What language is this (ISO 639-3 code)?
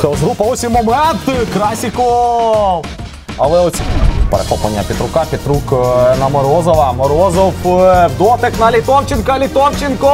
ukr